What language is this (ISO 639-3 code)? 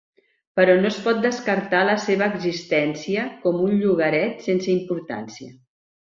cat